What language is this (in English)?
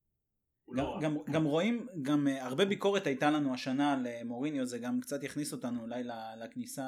Hebrew